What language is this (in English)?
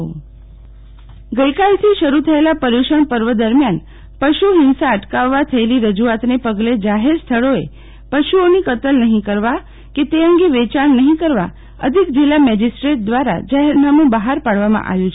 Gujarati